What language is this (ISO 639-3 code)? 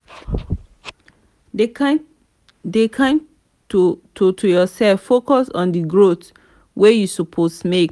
pcm